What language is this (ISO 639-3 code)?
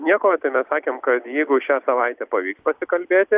lit